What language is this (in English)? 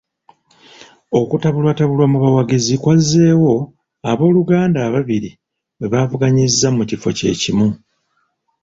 Ganda